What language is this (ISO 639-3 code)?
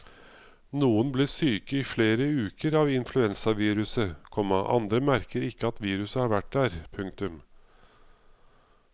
nor